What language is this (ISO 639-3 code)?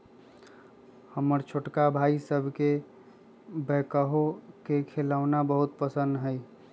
mag